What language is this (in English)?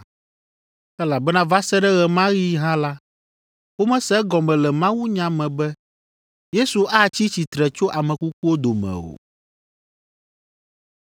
Ewe